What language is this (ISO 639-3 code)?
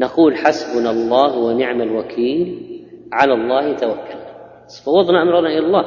ara